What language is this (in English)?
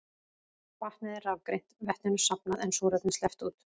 Icelandic